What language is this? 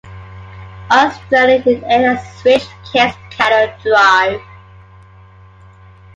English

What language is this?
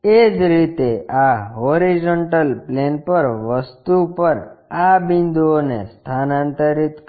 Gujarati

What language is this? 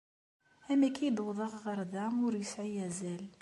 Kabyle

